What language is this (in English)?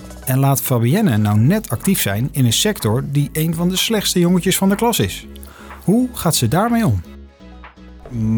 Dutch